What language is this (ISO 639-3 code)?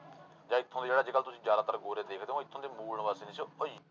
pan